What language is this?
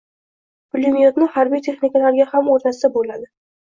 Uzbek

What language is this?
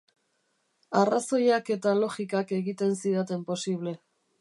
Basque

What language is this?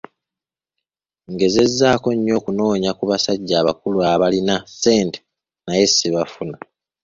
Ganda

